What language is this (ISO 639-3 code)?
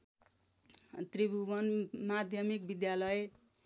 nep